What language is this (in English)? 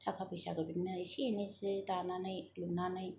Bodo